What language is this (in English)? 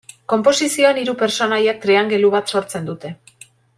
Basque